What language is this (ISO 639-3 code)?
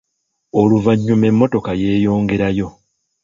lug